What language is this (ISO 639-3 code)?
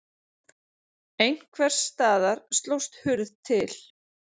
isl